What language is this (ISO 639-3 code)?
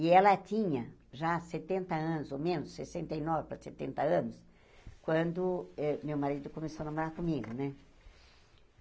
por